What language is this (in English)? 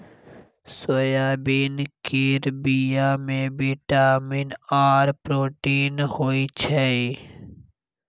Maithili